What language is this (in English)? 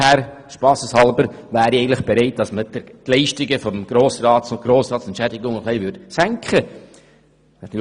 Swiss German